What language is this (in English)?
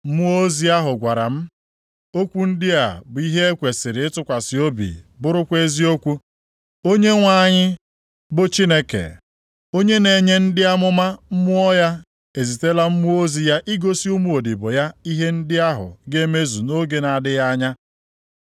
Igbo